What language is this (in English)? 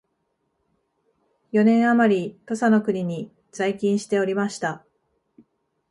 Japanese